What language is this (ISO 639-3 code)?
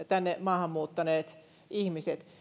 fin